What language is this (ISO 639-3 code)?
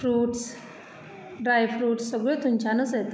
kok